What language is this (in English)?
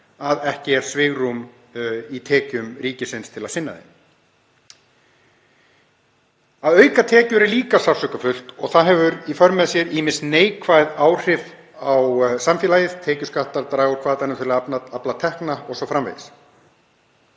Icelandic